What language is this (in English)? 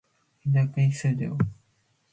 Matsés